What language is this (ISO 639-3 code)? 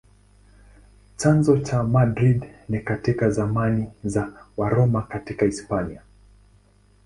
swa